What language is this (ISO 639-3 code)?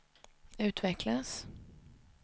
swe